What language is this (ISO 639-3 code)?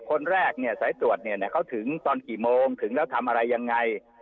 tha